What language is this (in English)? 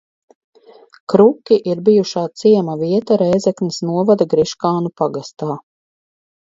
Latvian